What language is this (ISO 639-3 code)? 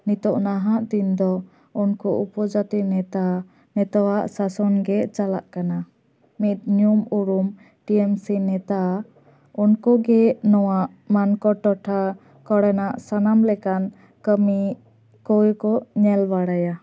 sat